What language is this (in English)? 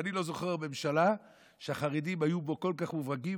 Hebrew